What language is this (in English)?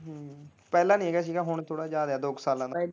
Punjabi